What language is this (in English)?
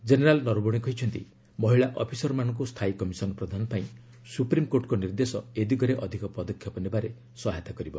Odia